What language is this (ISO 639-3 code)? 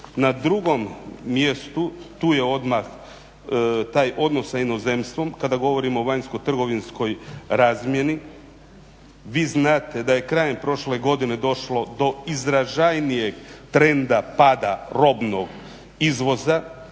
hrv